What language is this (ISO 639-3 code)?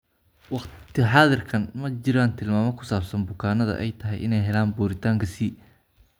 som